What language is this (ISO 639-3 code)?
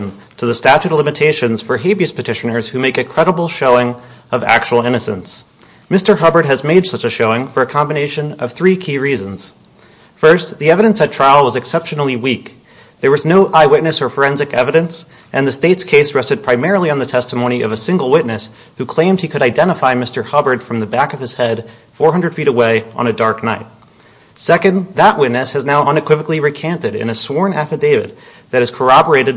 eng